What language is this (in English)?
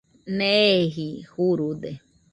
Nüpode Huitoto